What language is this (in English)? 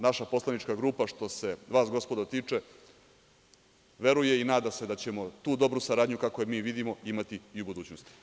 Serbian